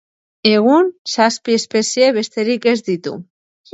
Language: Basque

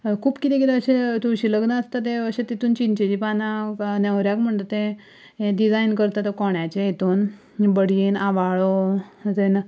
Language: Konkani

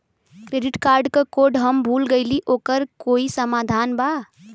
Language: Bhojpuri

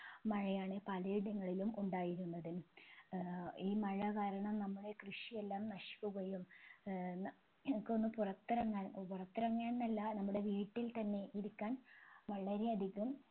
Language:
Malayalam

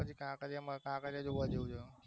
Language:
Gujarati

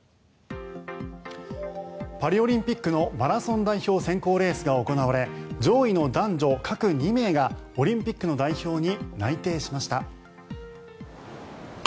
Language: Japanese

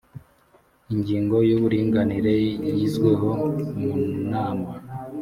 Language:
Kinyarwanda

